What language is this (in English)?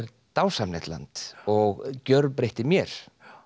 Icelandic